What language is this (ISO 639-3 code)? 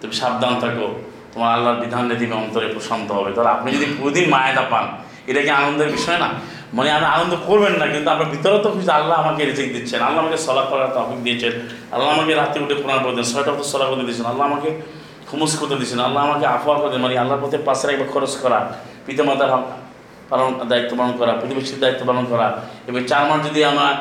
ben